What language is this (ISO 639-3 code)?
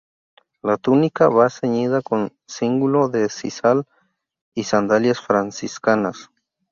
spa